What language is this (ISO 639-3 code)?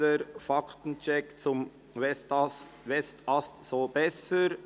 gsw